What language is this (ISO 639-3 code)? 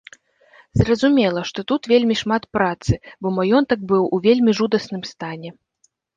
bel